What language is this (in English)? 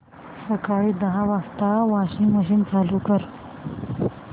Marathi